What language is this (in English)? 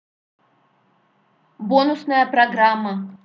Russian